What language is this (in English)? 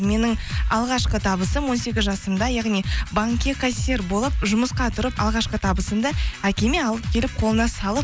Kazakh